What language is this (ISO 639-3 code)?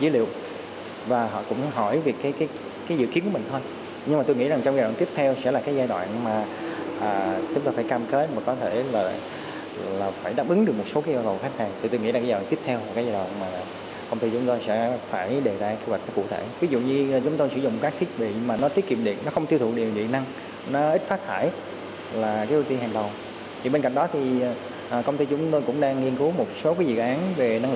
vie